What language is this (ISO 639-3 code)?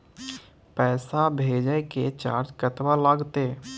mai